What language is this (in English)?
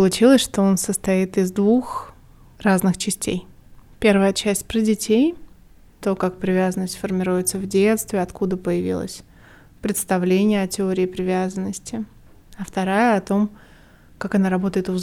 Russian